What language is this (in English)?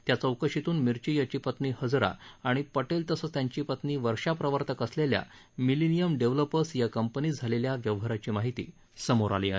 Marathi